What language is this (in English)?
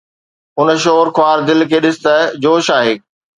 Sindhi